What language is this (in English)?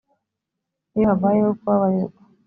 Kinyarwanda